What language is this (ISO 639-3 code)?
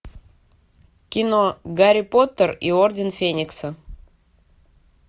rus